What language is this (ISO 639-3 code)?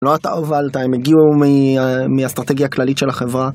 heb